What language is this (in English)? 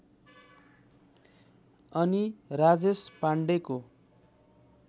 Nepali